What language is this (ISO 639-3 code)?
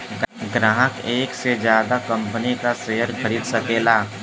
bho